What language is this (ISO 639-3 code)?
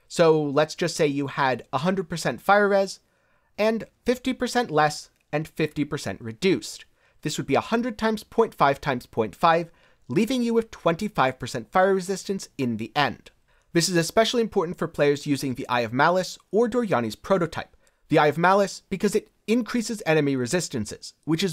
eng